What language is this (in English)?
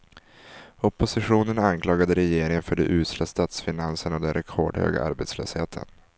Swedish